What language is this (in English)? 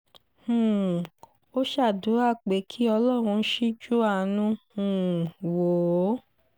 Yoruba